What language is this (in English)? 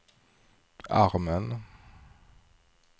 Swedish